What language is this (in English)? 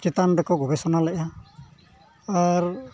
Santali